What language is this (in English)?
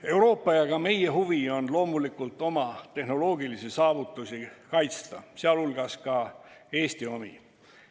Estonian